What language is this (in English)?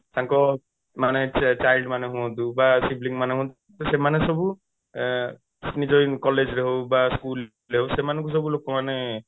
Odia